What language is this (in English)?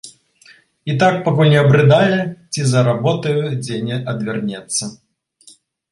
Belarusian